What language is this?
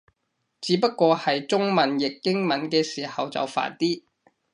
Cantonese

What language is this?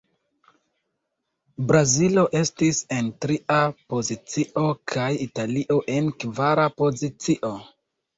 Esperanto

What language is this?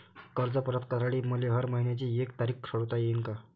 Marathi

